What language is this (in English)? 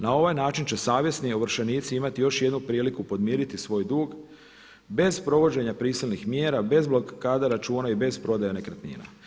Croatian